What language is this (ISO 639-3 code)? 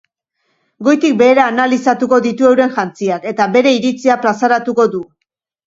eus